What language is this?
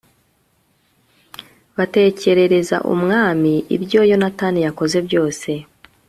Kinyarwanda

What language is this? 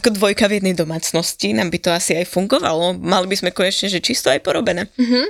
Slovak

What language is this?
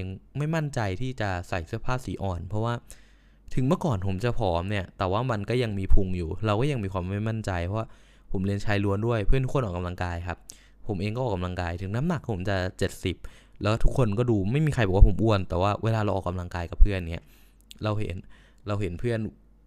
Thai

